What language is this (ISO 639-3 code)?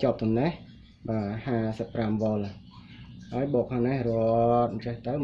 vie